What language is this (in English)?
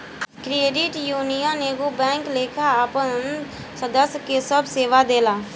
Bhojpuri